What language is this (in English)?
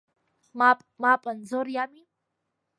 Abkhazian